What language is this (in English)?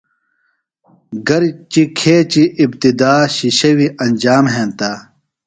Phalura